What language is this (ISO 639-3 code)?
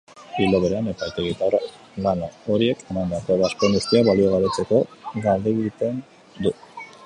eus